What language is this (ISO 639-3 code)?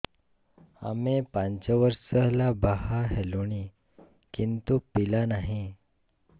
ori